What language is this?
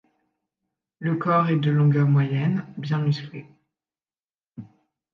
French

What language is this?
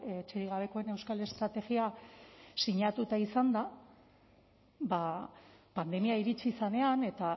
Basque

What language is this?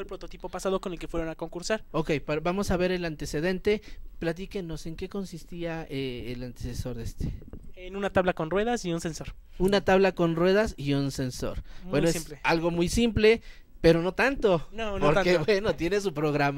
Spanish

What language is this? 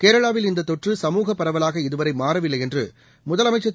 Tamil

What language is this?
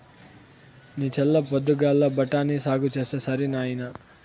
Telugu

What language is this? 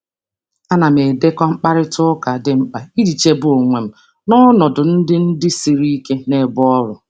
Igbo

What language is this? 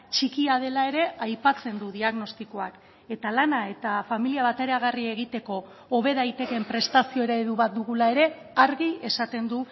Basque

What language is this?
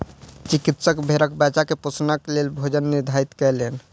Maithili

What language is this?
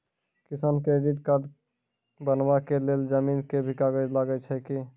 Maithili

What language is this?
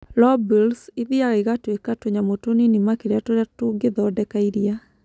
Kikuyu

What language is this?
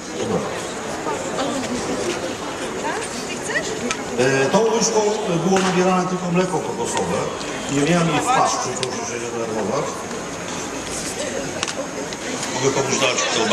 Polish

